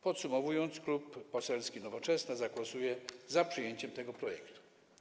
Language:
Polish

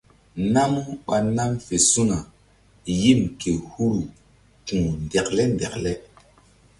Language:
Mbum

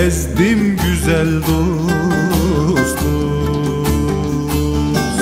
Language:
Turkish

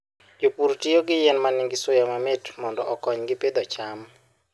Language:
Luo (Kenya and Tanzania)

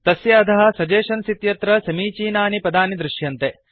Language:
Sanskrit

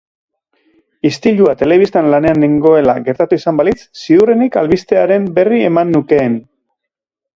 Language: Basque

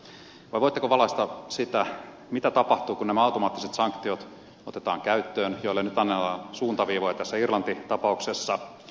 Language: Finnish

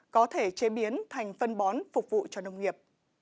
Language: Vietnamese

